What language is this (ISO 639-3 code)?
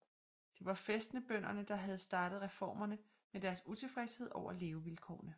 dan